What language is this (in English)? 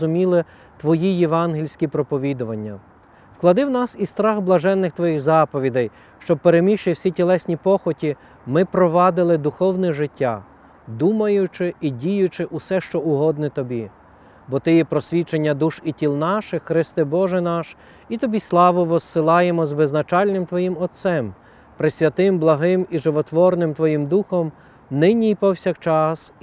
Ukrainian